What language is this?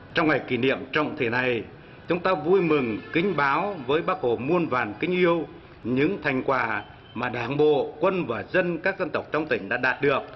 Vietnamese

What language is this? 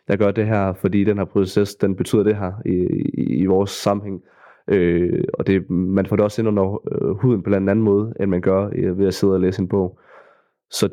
Danish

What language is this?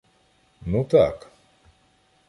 Ukrainian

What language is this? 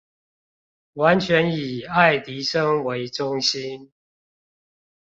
Chinese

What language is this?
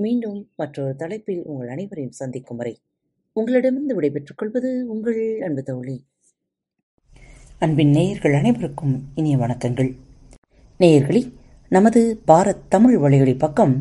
Tamil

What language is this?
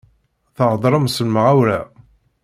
Kabyle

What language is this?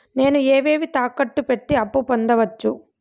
Telugu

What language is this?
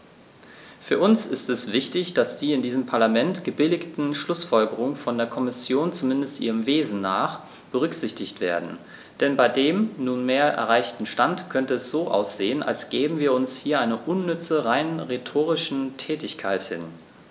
German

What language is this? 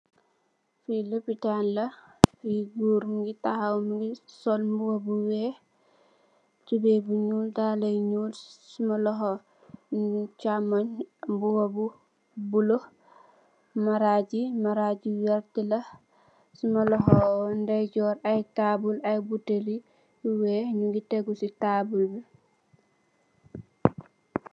Wolof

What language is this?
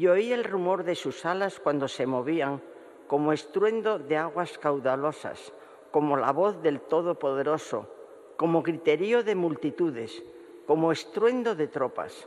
Spanish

